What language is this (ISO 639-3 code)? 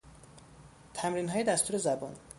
fas